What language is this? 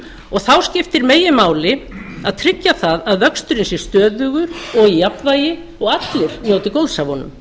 Icelandic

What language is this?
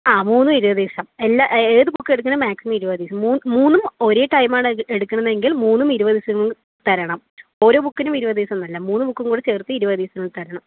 Malayalam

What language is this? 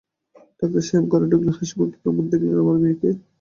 Bangla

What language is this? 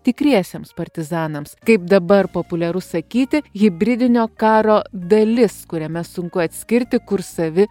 Lithuanian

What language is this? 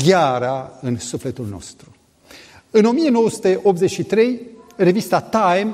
Romanian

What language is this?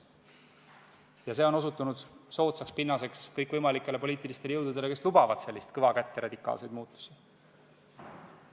Estonian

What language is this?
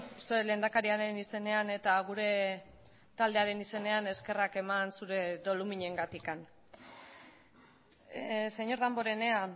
Basque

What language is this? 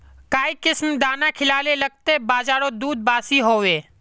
Magahi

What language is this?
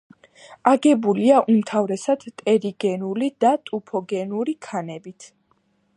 Georgian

